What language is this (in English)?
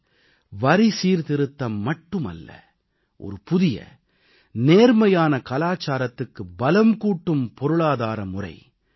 Tamil